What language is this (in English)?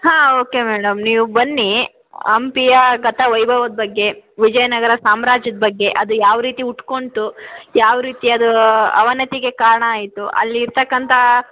Kannada